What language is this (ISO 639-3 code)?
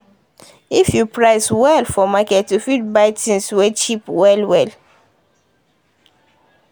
pcm